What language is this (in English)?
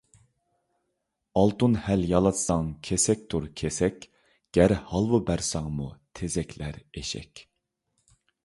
Uyghur